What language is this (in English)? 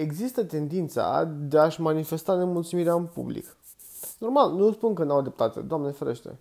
Romanian